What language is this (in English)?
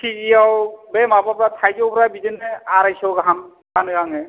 Bodo